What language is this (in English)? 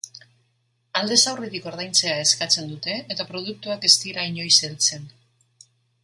Basque